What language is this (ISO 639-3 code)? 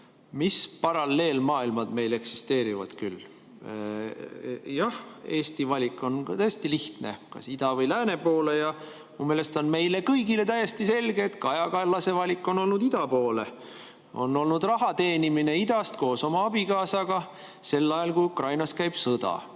est